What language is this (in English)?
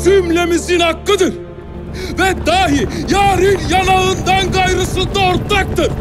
Turkish